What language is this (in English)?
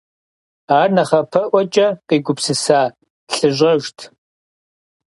Kabardian